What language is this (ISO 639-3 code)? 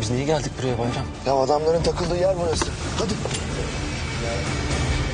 tur